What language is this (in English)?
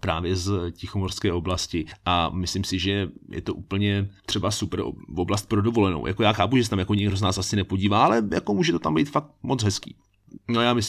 Czech